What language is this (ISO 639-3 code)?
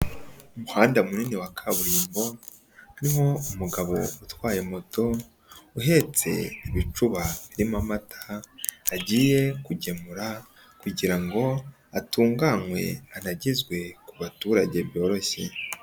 kin